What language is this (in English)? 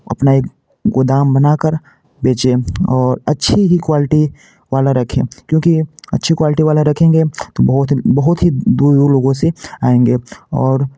Hindi